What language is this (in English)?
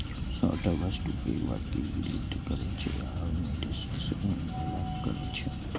Maithili